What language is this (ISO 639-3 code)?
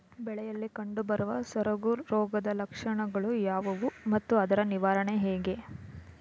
kan